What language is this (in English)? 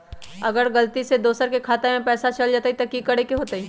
Magahi